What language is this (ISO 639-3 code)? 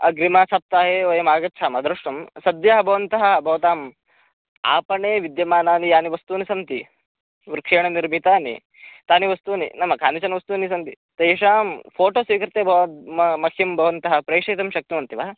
san